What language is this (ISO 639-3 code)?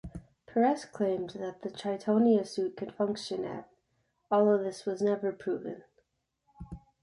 eng